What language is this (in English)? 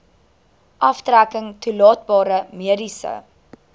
Afrikaans